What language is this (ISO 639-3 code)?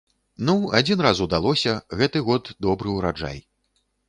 bel